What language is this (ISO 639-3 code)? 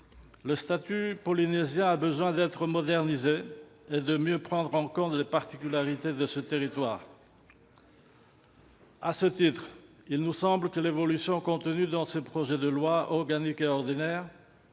fra